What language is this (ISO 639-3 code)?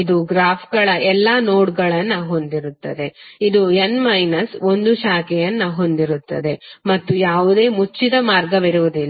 kan